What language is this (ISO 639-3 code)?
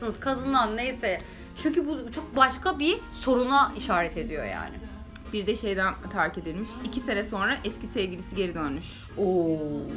tur